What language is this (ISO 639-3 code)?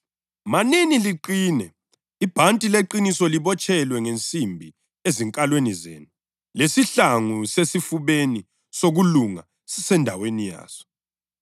nde